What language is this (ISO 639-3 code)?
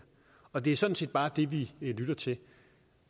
dan